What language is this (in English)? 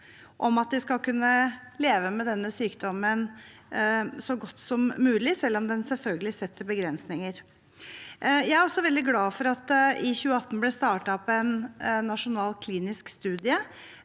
Norwegian